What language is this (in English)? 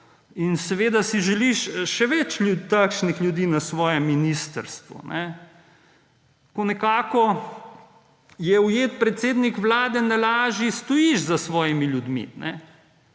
Slovenian